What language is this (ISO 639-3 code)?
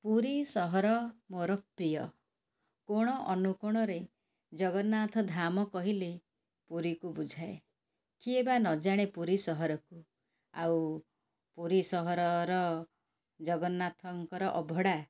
ori